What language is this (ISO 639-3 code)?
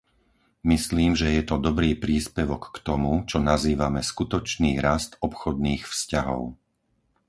slk